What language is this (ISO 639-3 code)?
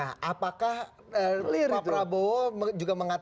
ind